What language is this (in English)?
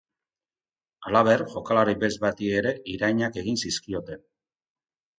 Basque